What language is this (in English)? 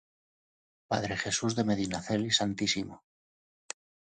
Spanish